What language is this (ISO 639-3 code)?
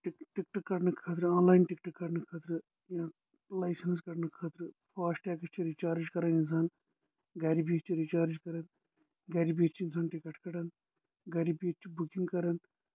kas